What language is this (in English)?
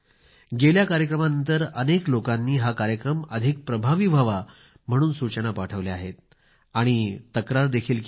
Marathi